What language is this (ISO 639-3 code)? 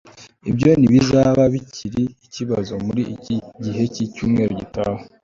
kin